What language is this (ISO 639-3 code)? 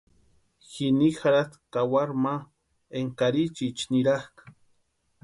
pua